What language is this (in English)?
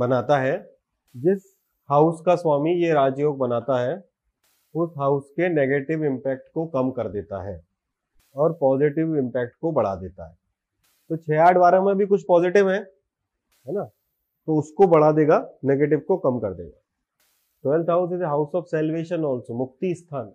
Hindi